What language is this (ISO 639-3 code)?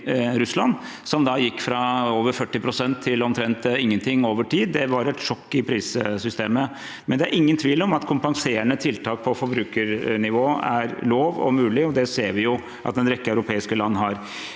nor